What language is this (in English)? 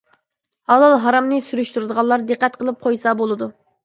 Uyghur